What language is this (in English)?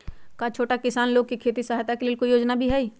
Magahi